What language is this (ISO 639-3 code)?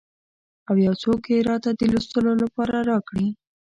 pus